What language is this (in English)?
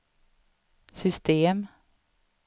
Swedish